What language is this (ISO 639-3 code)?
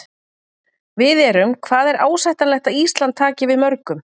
isl